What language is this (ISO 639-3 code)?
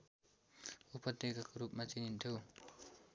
nep